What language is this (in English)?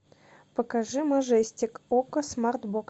Russian